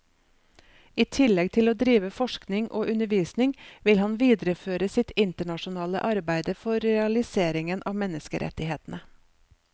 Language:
Norwegian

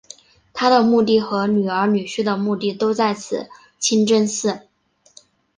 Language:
Chinese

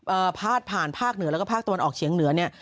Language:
Thai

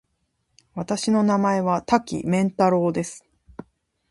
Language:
Japanese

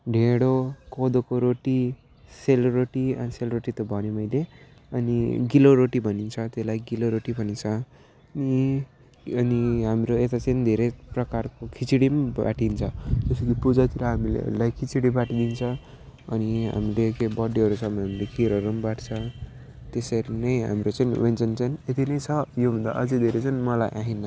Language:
Nepali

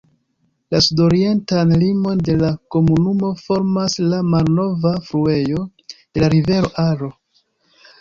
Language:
Esperanto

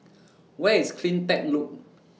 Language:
English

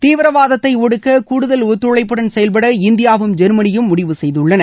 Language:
Tamil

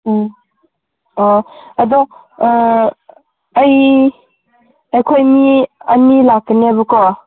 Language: Manipuri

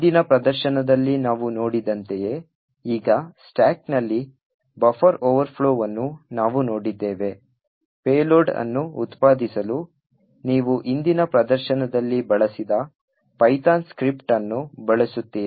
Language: Kannada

